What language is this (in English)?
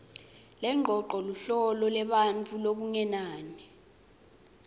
Swati